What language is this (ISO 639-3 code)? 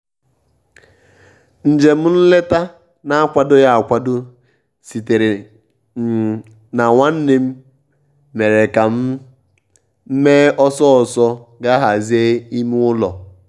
ibo